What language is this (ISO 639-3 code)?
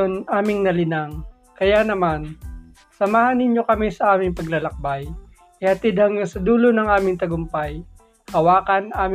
fil